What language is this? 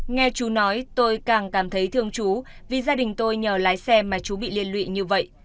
Vietnamese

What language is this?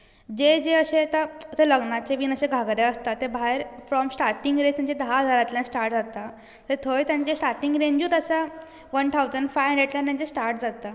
Konkani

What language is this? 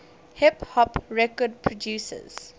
English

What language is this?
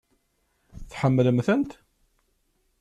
Kabyle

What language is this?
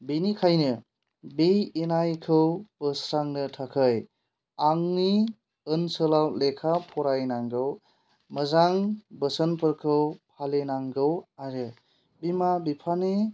Bodo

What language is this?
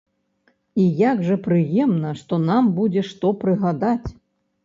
Belarusian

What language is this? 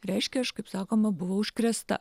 Lithuanian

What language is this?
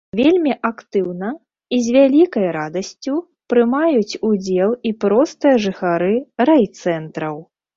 Belarusian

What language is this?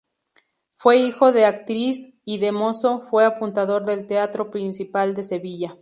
Spanish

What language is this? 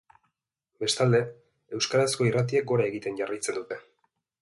Basque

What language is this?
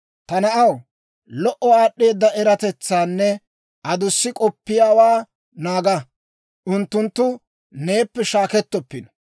Dawro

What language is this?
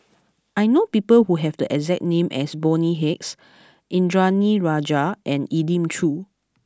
English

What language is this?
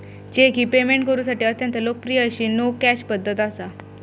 Marathi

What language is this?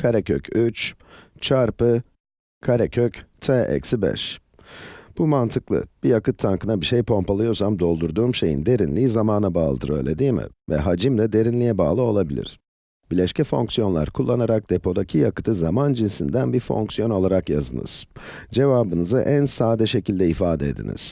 Turkish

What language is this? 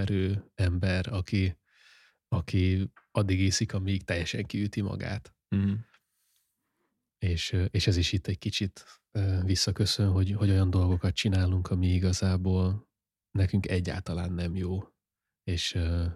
Hungarian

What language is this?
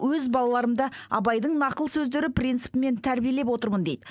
Kazakh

